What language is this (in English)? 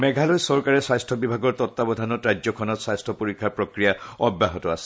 Assamese